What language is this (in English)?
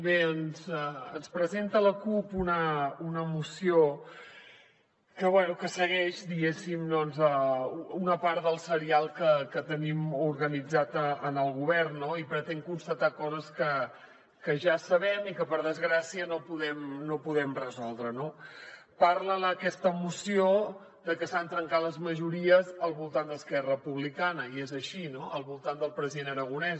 Catalan